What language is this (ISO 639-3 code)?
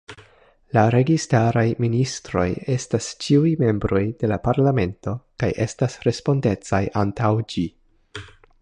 epo